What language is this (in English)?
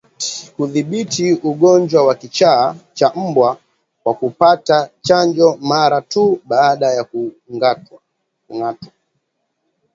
Swahili